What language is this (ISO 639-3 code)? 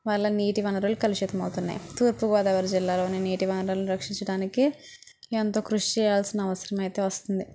tel